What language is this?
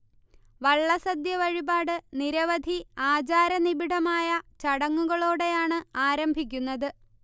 Malayalam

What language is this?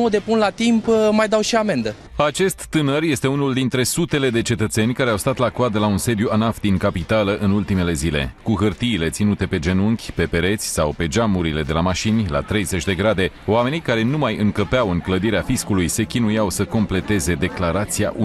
Romanian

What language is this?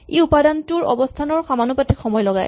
Assamese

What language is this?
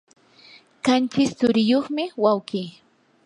Yanahuanca Pasco Quechua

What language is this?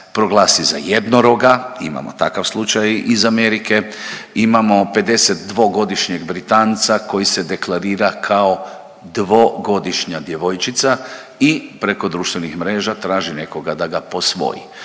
Croatian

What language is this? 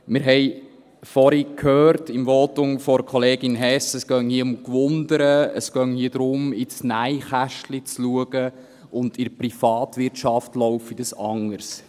Swiss German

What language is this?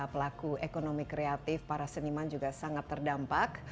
Indonesian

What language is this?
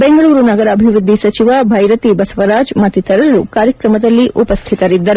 Kannada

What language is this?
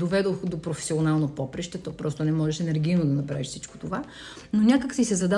Bulgarian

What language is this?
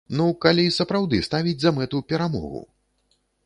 Belarusian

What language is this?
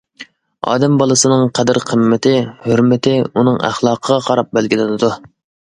Uyghur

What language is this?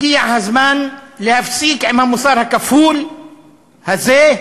Hebrew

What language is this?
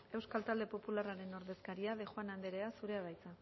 Basque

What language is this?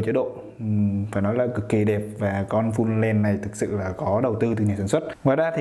Vietnamese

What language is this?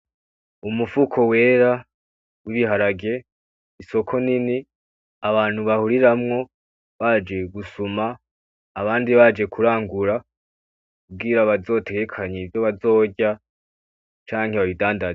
Rundi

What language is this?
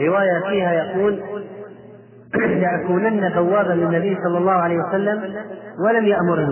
Arabic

